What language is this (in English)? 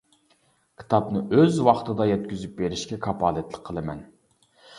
Uyghur